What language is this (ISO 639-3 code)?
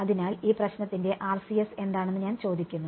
mal